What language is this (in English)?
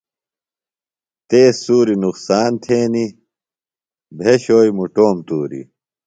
Phalura